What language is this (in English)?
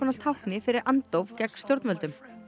Icelandic